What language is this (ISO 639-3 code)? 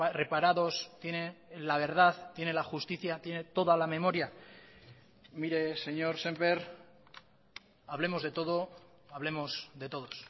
spa